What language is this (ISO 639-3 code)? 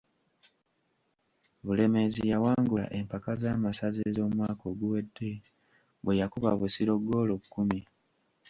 lug